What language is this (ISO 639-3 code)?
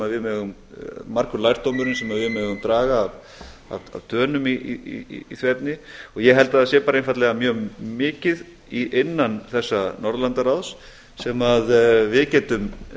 isl